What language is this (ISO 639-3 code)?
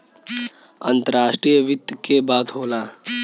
bho